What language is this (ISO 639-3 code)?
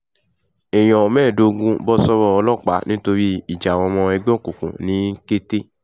yor